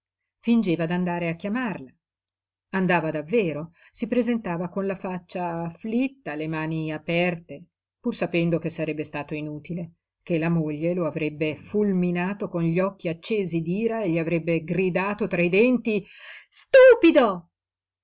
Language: Italian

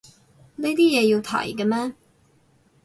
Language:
Cantonese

